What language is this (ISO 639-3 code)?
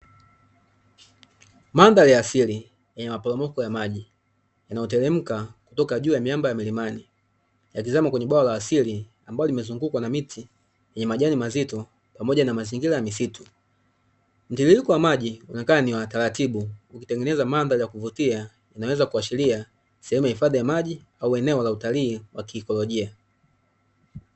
swa